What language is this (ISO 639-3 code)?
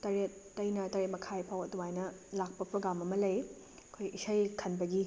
mni